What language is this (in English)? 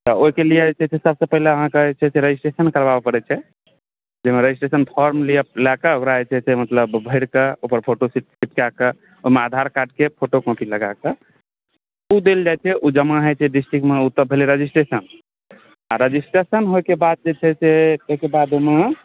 Maithili